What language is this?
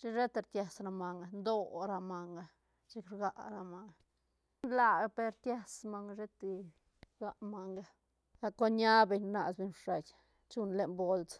Santa Catarina Albarradas Zapotec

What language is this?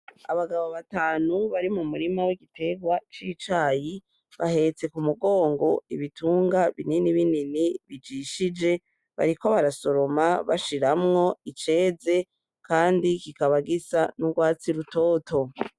Rundi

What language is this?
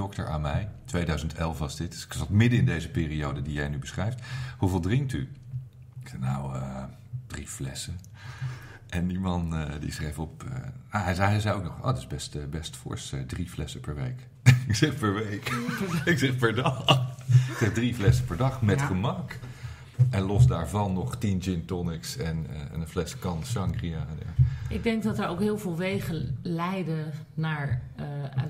Dutch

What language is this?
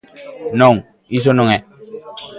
Galician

